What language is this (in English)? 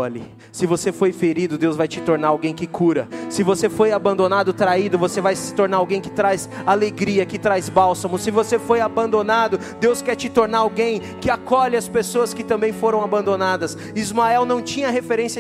Portuguese